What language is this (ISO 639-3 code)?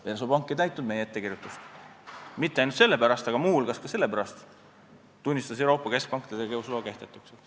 est